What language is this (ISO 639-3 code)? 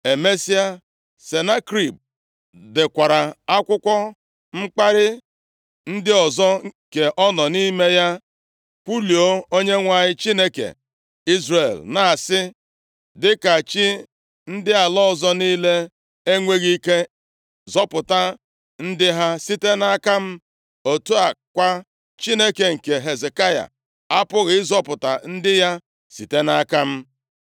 ibo